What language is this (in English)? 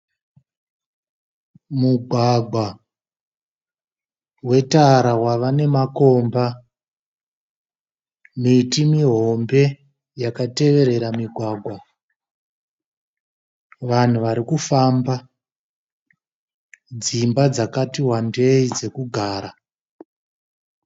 Shona